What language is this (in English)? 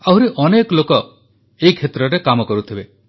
Odia